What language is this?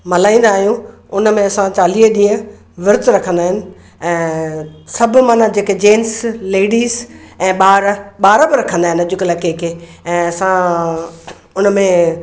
Sindhi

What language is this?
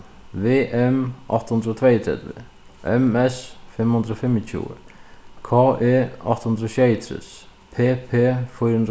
Faroese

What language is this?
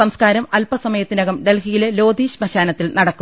Malayalam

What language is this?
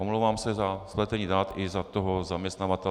Czech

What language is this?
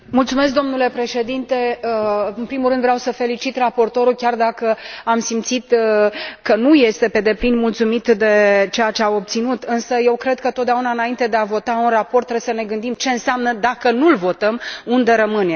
Romanian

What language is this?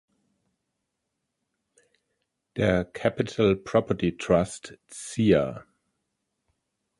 German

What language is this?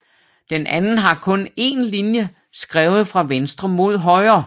Danish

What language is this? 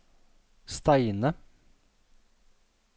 Norwegian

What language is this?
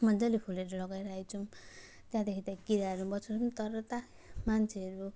Nepali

